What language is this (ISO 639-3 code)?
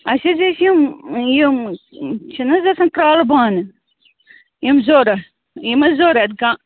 kas